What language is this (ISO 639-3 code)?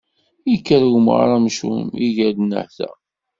kab